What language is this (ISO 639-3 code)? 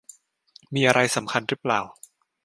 tha